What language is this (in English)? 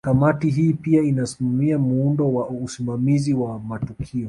Swahili